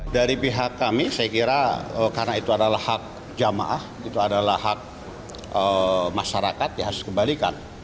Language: Indonesian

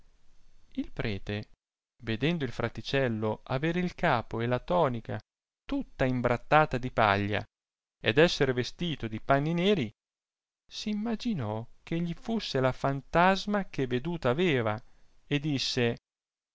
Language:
Italian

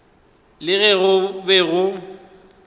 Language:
Northern Sotho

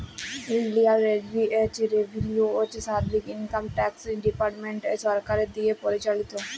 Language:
Bangla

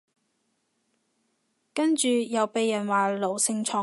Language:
Cantonese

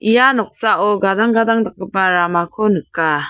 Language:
Garo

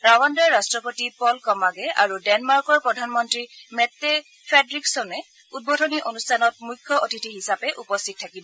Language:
Assamese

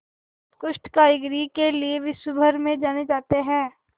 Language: Hindi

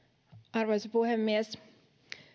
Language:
Finnish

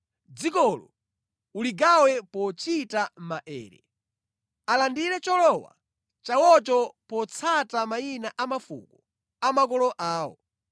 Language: Nyanja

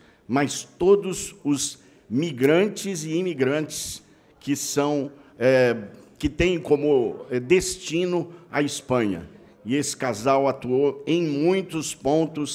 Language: Portuguese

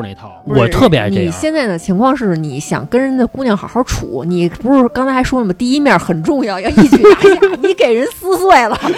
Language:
Chinese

